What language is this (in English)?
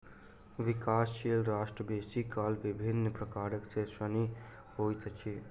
Maithili